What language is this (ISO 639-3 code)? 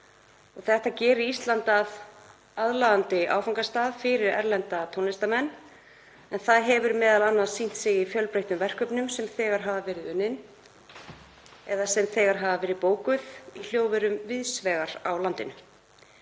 isl